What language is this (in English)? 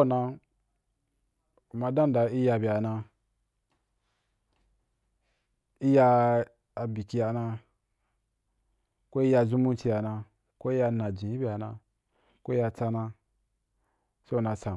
Wapan